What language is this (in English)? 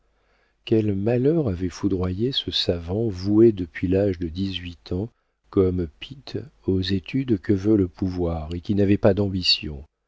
French